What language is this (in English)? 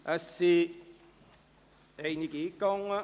Swiss German